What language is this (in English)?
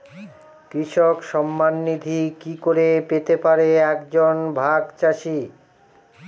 Bangla